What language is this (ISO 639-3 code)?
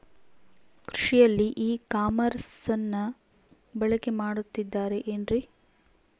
kan